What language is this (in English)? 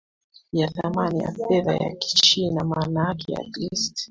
Swahili